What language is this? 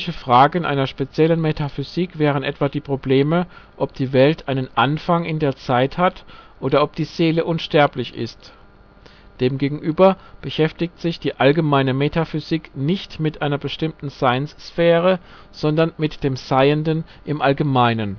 German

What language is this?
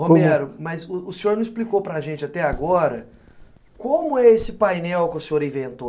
Portuguese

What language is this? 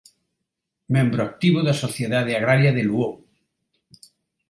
Galician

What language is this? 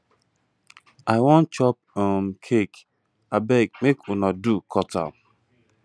Nigerian Pidgin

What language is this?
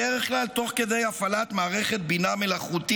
Hebrew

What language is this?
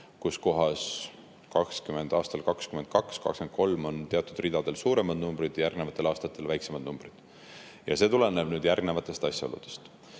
Estonian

